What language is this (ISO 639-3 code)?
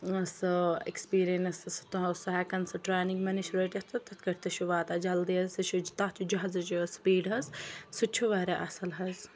kas